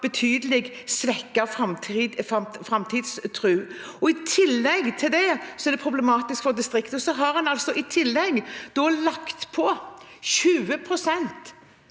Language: Norwegian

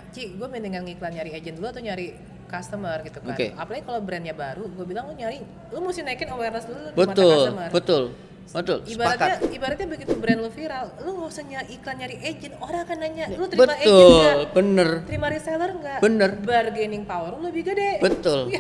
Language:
Indonesian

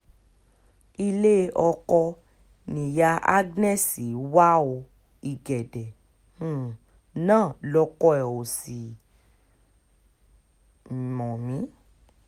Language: Yoruba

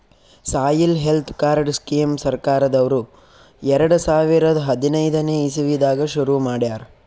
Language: Kannada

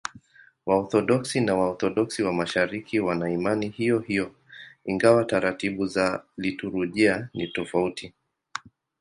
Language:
Swahili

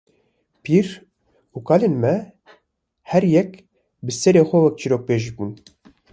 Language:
Kurdish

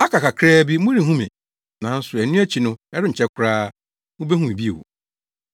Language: Akan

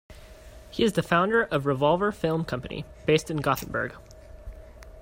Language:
English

